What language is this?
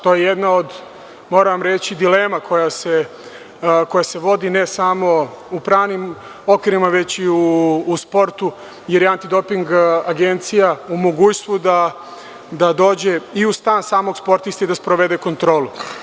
Serbian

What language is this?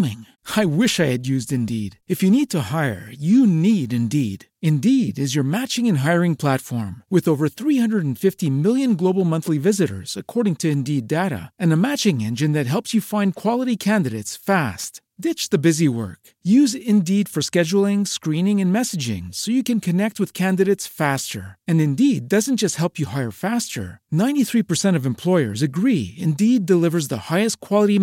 Spanish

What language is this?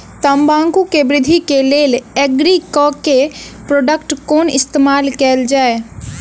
Maithili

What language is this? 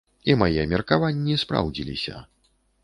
Belarusian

